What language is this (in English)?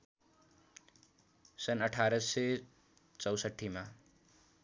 Nepali